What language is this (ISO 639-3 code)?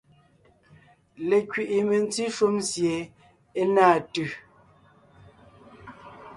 nnh